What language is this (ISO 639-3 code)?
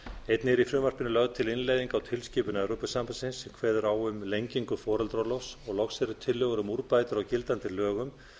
isl